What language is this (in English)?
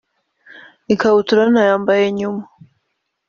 Kinyarwanda